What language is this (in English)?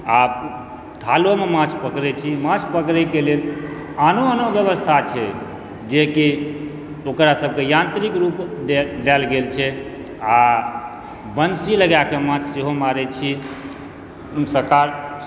Maithili